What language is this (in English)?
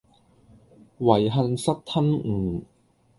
Cantonese